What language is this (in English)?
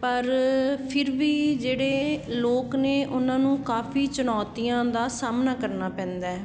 Punjabi